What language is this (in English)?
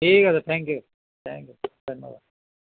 Assamese